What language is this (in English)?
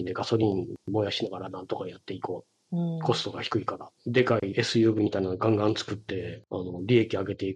Japanese